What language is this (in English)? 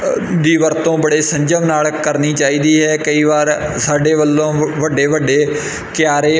Punjabi